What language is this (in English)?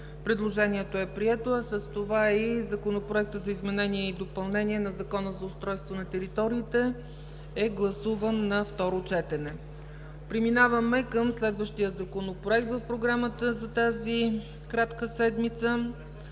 Bulgarian